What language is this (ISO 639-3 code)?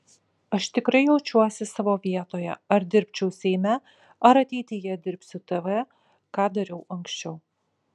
lit